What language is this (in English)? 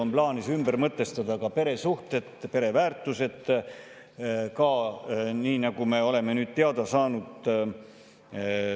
Estonian